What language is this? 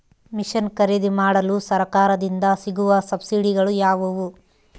Kannada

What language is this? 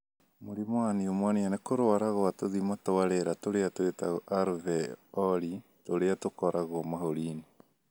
Kikuyu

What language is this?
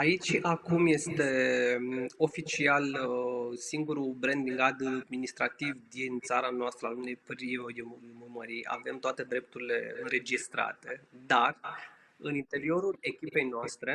Romanian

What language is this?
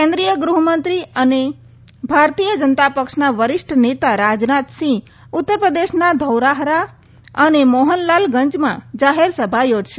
Gujarati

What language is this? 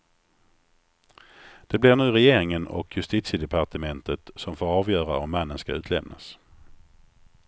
Swedish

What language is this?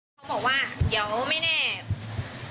Thai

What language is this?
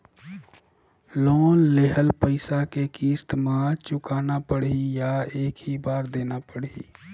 Chhattisgarhi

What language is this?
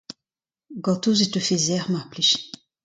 Breton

